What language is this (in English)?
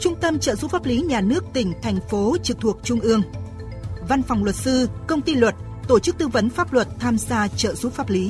Vietnamese